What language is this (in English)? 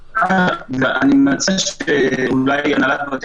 Hebrew